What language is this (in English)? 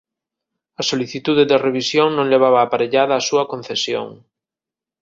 Galician